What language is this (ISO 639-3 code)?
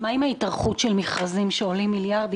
heb